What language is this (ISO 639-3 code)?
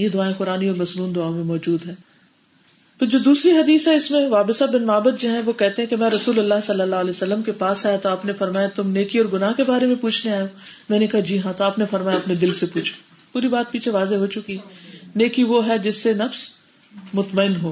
urd